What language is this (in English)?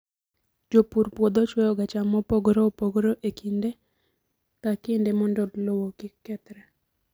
Luo (Kenya and Tanzania)